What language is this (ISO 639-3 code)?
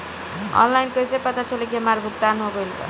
bho